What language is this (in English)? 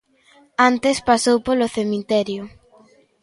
Galician